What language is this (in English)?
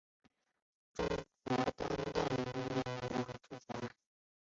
Chinese